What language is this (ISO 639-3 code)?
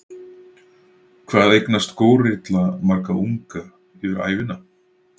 isl